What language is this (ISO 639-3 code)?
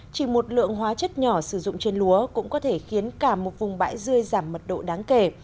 vie